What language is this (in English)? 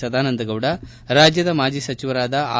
Kannada